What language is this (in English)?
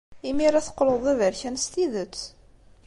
Kabyle